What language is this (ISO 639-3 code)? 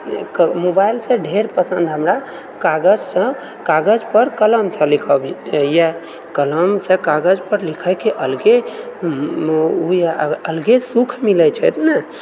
mai